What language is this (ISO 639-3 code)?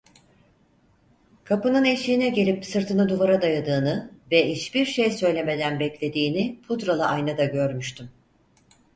tur